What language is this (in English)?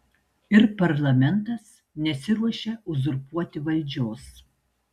Lithuanian